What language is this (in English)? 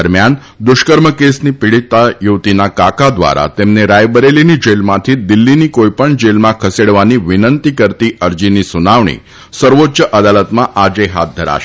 Gujarati